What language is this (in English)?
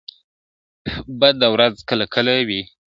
Pashto